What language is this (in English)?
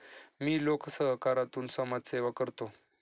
Marathi